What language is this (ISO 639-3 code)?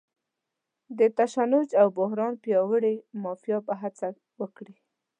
pus